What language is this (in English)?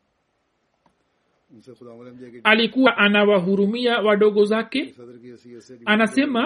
Swahili